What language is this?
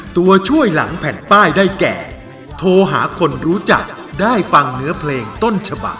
Thai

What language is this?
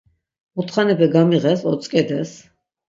Laz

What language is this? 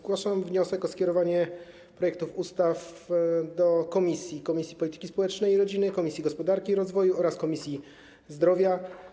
Polish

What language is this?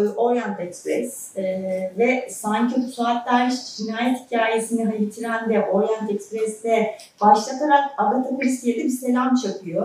Turkish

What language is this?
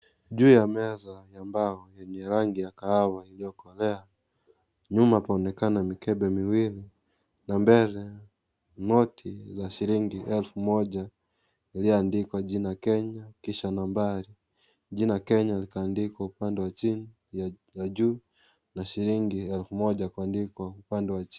Swahili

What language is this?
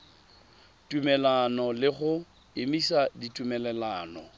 Tswana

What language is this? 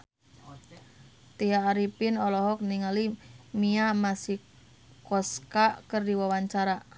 Sundanese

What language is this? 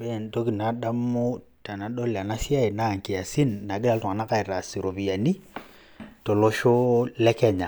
Masai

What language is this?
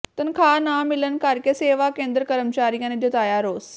Punjabi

